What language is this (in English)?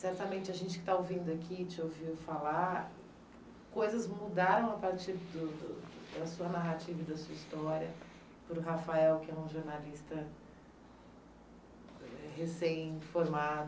Portuguese